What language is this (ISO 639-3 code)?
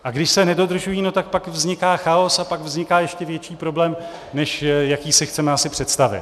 ces